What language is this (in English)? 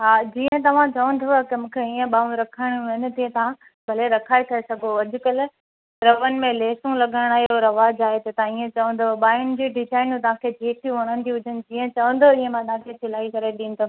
Sindhi